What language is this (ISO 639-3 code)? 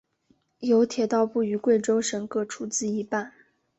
zho